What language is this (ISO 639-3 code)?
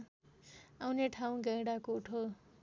nep